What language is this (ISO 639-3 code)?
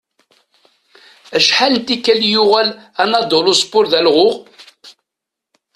kab